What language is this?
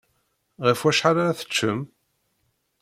Kabyle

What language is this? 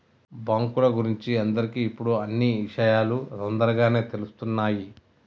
Telugu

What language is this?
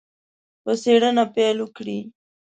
Pashto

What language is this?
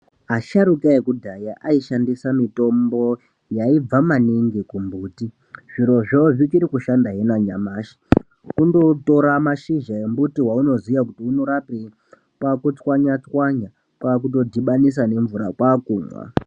Ndau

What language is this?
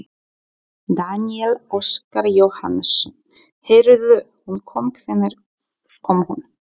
Icelandic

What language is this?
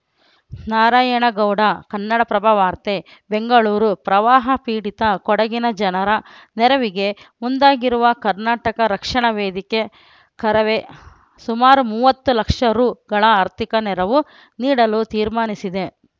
Kannada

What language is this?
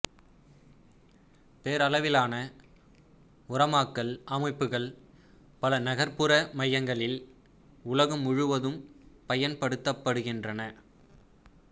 Tamil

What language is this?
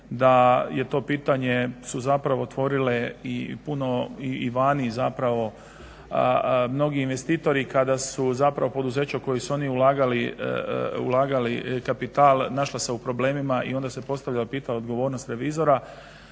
Croatian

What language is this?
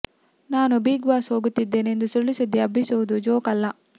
Kannada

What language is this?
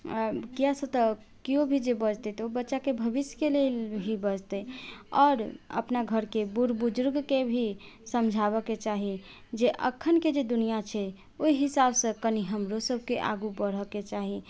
Maithili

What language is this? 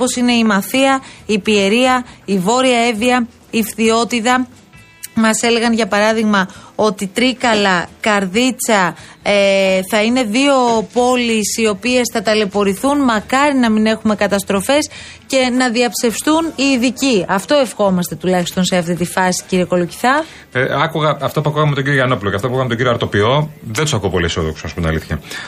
Greek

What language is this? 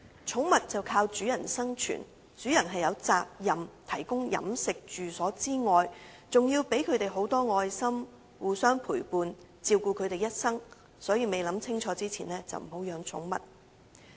Cantonese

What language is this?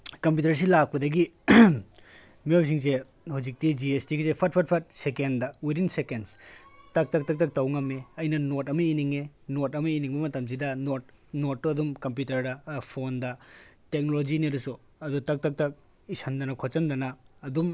Manipuri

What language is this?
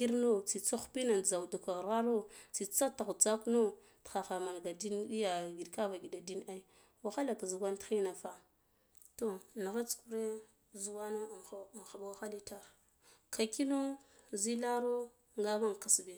Guduf-Gava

